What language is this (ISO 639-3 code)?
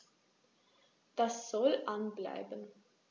deu